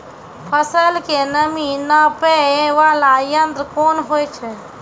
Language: Maithili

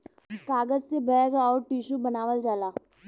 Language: Bhojpuri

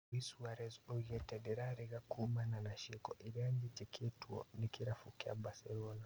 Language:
Kikuyu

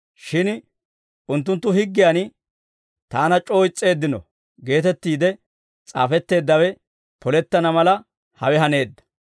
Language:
Dawro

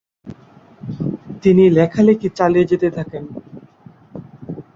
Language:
Bangla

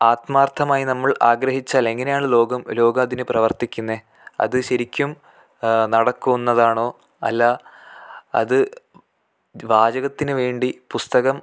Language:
Malayalam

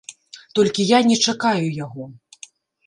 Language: Belarusian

